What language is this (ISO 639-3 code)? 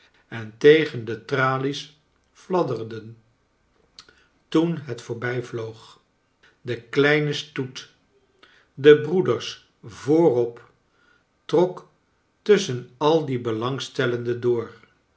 nld